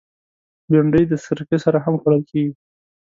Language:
Pashto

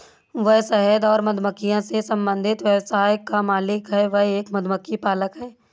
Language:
Hindi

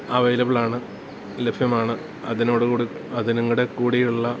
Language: Malayalam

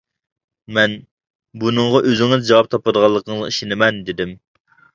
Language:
Uyghur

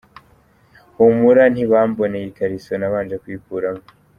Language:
Kinyarwanda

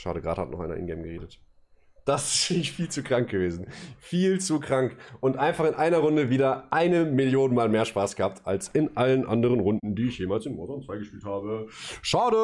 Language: German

